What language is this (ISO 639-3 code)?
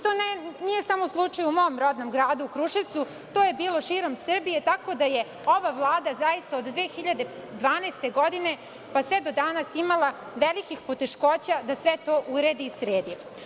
srp